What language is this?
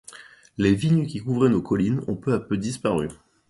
French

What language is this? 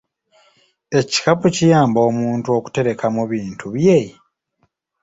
Ganda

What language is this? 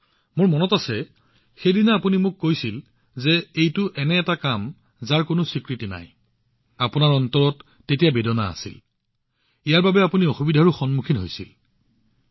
Assamese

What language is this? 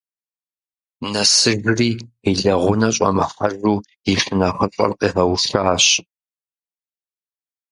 Kabardian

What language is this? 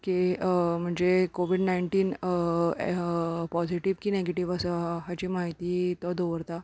Konkani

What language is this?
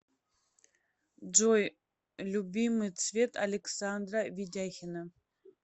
Russian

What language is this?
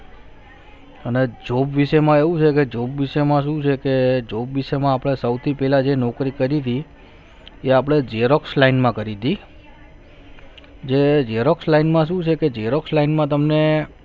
Gujarati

